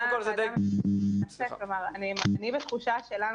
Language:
Hebrew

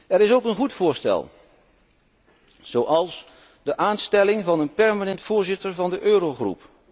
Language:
Dutch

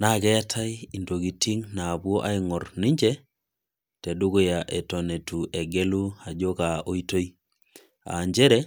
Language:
Masai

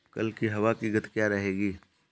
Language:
Hindi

